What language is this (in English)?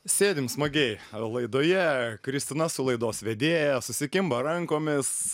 Lithuanian